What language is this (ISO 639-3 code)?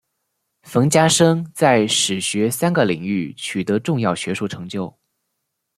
zho